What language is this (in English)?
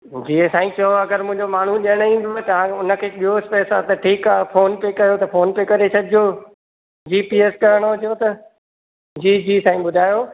Sindhi